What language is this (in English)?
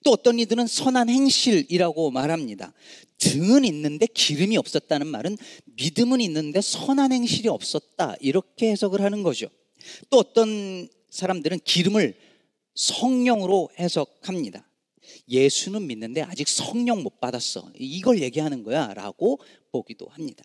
Korean